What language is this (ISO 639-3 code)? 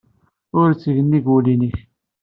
kab